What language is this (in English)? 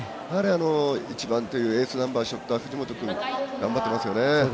Japanese